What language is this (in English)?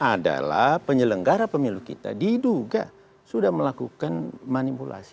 Indonesian